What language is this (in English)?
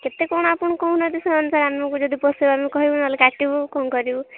Odia